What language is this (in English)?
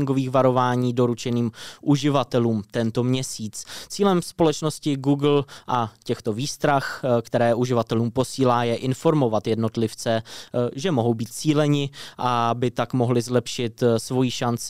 Czech